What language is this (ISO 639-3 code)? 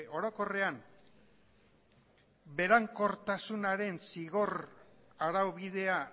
eus